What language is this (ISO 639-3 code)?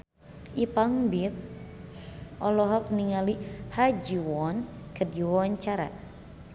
sun